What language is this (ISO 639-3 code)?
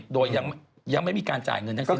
tha